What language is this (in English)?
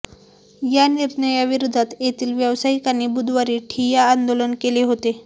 Marathi